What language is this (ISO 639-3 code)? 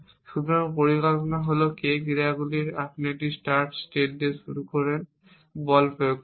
ben